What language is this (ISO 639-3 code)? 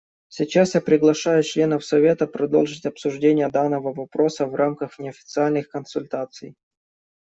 rus